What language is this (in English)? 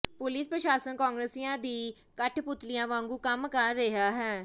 Punjabi